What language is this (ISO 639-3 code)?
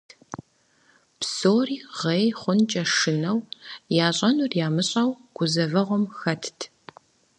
kbd